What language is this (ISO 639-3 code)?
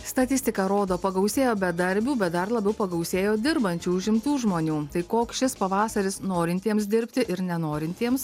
lit